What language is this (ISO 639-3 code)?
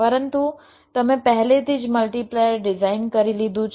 guj